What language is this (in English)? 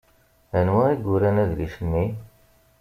Kabyle